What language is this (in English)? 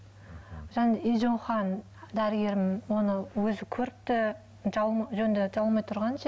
Kazakh